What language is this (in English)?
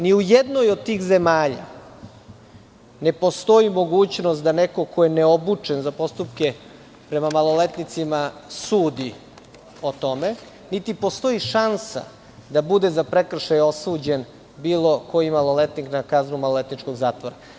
Serbian